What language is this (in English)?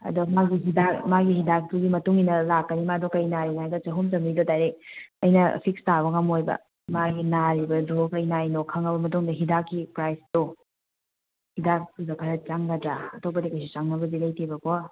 Manipuri